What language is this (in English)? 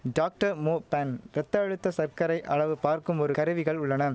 Tamil